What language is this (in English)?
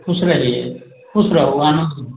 Maithili